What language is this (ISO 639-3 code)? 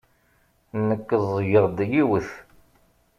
kab